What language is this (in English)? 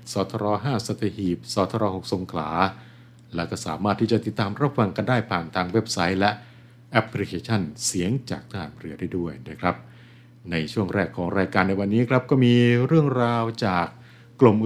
Thai